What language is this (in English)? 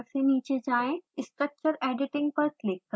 Hindi